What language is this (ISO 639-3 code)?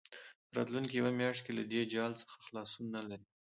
pus